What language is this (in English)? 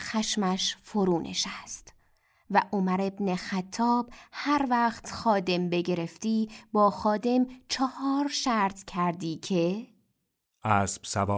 Persian